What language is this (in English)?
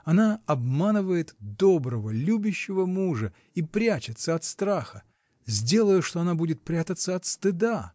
Russian